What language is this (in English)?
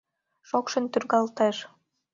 Mari